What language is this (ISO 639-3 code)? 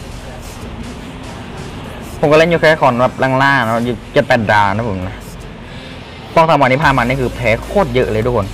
tha